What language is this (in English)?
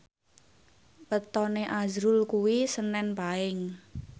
Javanese